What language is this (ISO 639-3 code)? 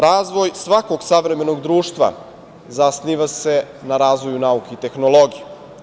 srp